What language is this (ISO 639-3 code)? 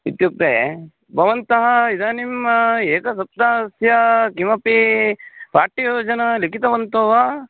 san